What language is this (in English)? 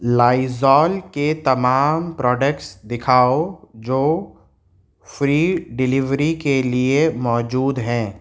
Urdu